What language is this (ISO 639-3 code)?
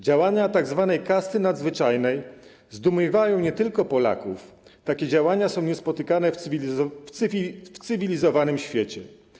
pol